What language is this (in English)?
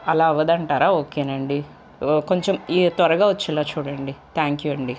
Telugu